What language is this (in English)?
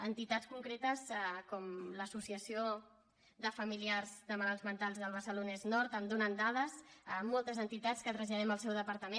Catalan